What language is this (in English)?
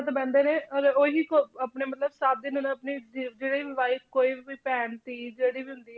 Punjabi